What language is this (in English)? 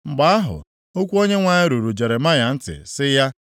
Igbo